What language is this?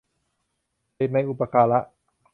Thai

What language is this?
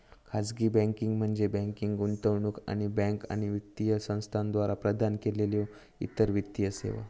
Marathi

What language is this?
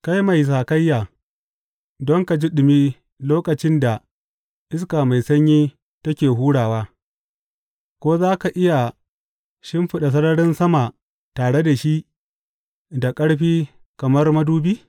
Hausa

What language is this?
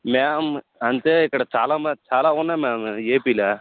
Telugu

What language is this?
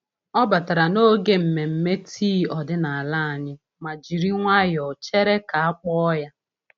Igbo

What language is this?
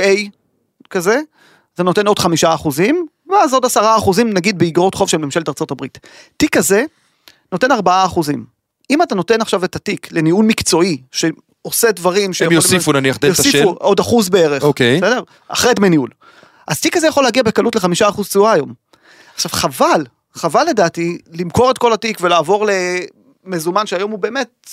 Hebrew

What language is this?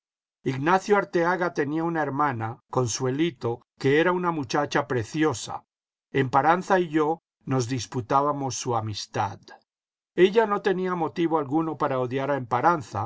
Spanish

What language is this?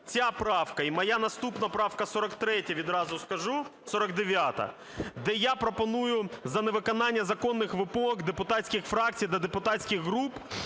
Ukrainian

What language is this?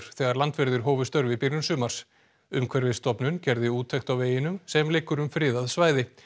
Icelandic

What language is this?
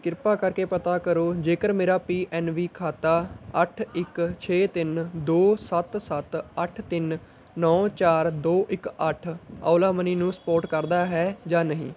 Punjabi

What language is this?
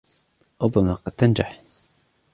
Arabic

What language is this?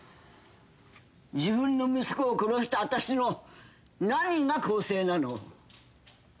Japanese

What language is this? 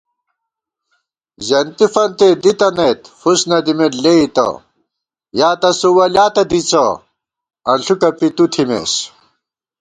Gawar-Bati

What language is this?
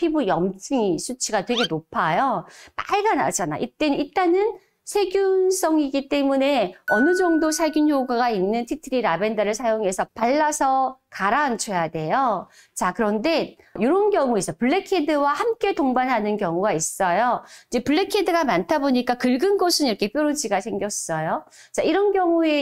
Korean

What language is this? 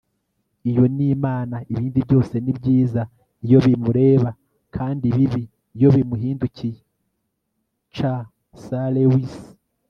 Kinyarwanda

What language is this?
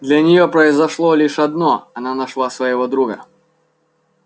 Russian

